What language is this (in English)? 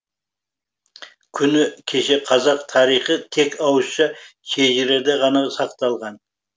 Kazakh